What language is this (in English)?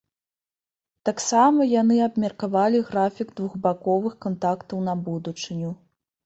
Belarusian